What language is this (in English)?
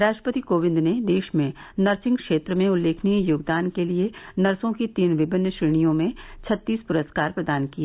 Hindi